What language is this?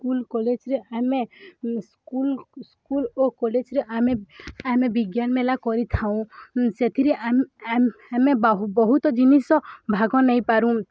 Odia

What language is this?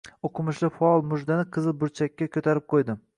Uzbek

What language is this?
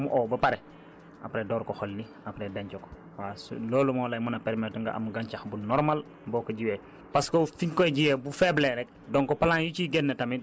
Wolof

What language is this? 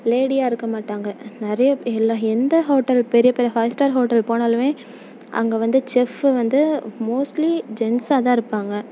Tamil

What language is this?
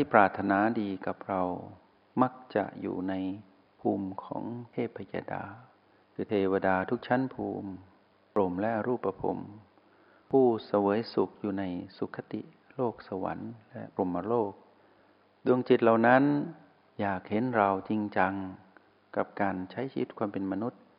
Thai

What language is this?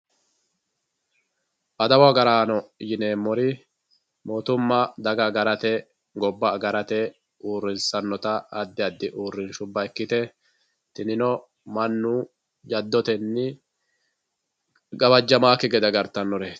Sidamo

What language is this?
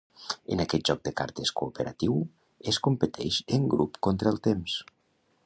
Catalan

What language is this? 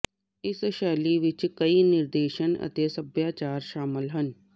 Punjabi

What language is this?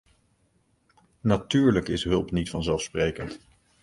Dutch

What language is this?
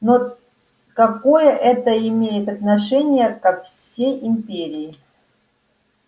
Russian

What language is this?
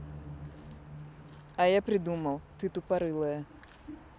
Russian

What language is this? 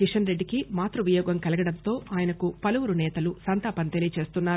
Telugu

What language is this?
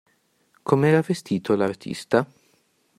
Italian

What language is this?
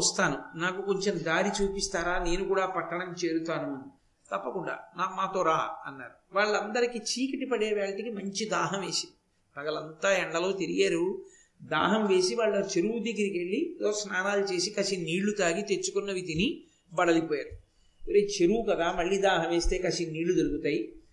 Telugu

